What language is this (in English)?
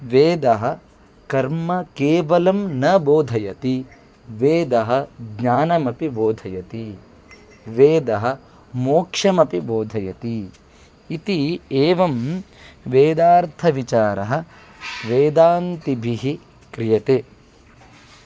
Sanskrit